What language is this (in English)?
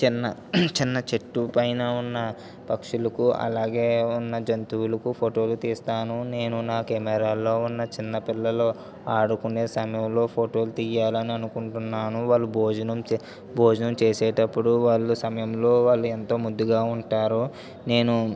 Telugu